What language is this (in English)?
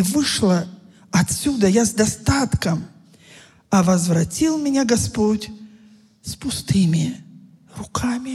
Russian